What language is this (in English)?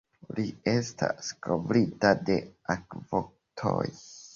Esperanto